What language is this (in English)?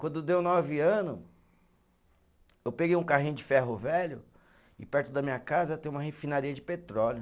Portuguese